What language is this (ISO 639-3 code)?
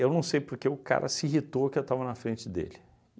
por